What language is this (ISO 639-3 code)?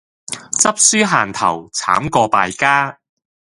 yue